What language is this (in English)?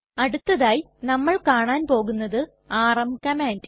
Malayalam